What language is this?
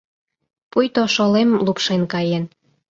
Mari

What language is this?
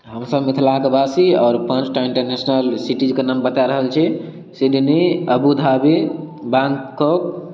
Maithili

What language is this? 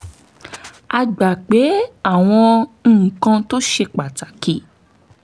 Yoruba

